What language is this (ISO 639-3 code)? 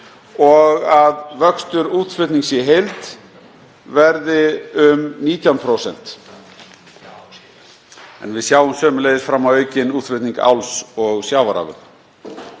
isl